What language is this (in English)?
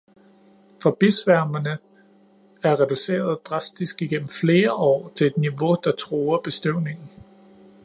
Danish